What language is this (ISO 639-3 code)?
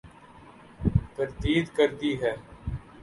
urd